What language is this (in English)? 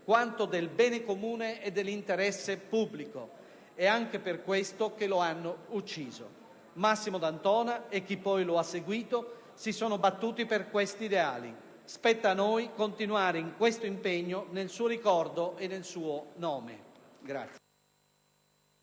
Italian